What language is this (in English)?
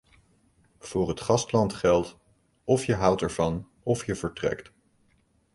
Dutch